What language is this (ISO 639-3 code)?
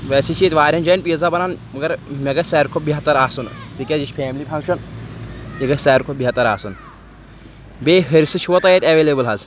kas